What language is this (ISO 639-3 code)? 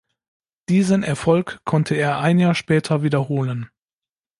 deu